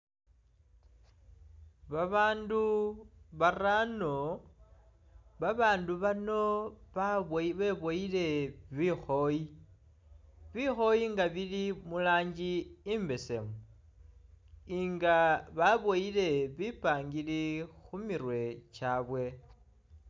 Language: Masaaba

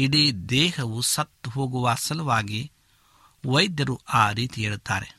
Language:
Kannada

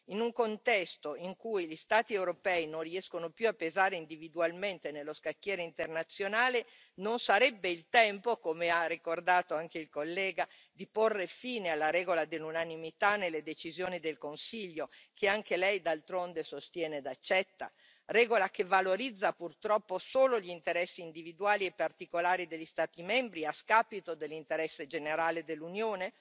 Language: Italian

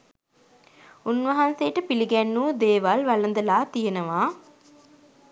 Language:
Sinhala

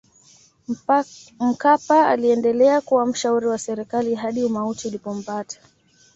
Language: Swahili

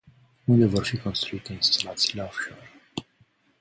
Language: Romanian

